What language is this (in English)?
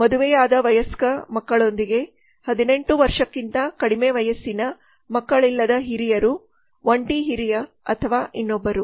Kannada